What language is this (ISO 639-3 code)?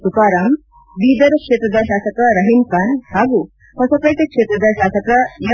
kan